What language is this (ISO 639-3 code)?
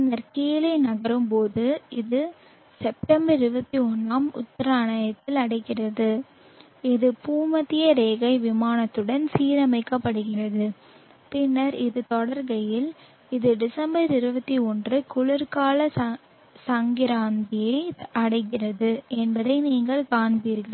tam